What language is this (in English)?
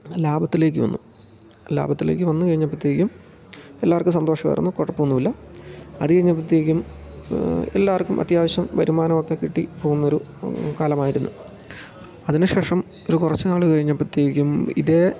Malayalam